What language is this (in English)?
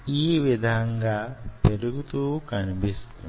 Telugu